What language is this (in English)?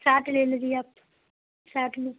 Urdu